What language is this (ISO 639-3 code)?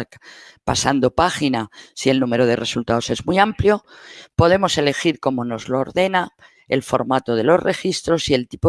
spa